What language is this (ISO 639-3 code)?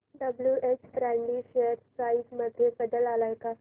mar